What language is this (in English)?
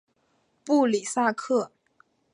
Chinese